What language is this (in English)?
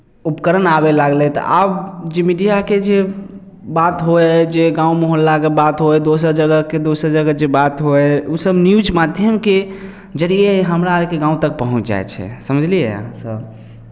Maithili